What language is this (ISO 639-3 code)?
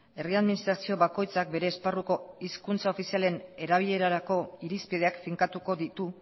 eus